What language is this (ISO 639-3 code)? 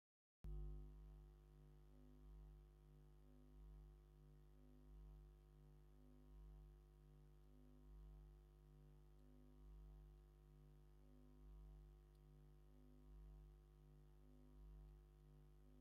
tir